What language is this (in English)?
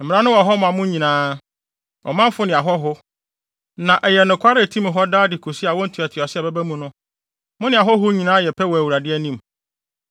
Akan